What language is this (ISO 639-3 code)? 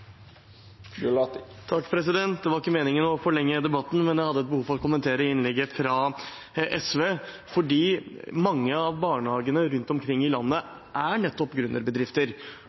nob